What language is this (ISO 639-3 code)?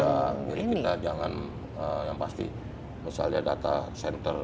ind